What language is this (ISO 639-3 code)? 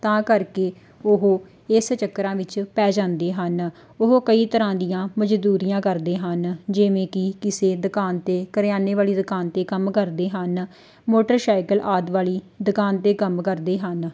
pan